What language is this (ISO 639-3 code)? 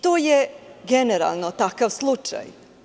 srp